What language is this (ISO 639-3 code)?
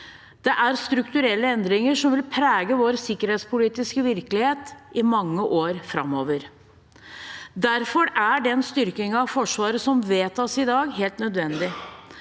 nor